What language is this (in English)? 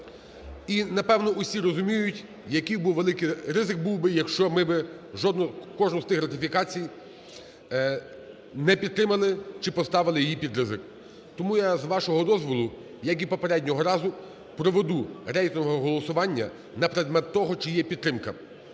Ukrainian